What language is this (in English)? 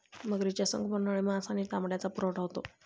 Marathi